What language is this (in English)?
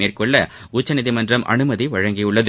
Tamil